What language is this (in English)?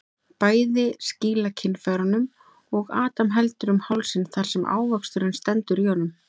Icelandic